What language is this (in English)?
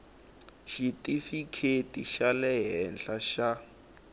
Tsonga